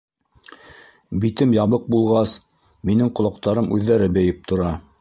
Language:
Bashkir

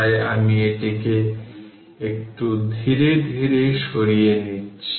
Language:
Bangla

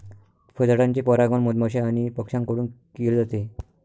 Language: Marathi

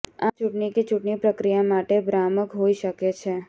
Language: Gujarati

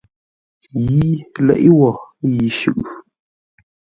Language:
Ngombale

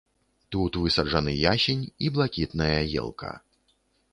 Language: Belarusian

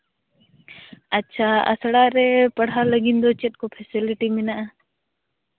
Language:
Santali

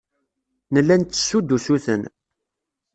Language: Kabyle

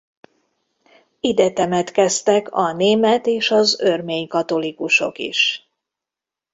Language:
Hungarian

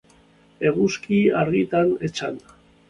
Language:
Basque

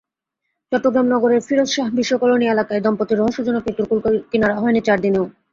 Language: Bangla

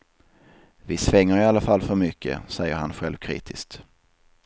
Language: Swedish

